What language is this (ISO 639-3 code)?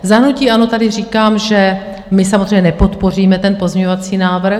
ces